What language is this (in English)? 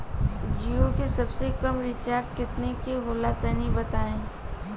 Bhojpuri